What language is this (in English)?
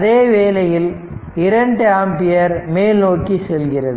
Tamil